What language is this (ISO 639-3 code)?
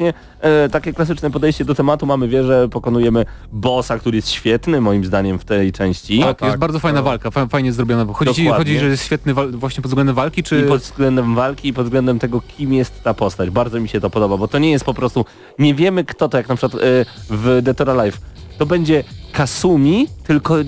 pol